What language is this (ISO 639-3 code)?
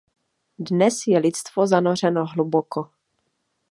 ces